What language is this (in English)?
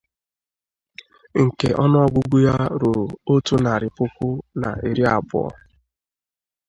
Igbo